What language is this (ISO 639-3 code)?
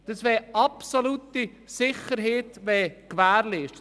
gsw